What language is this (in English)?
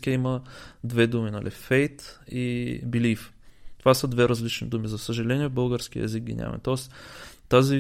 Bulgarian